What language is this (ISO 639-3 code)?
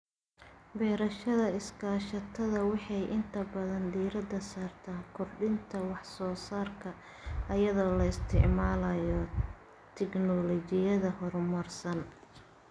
som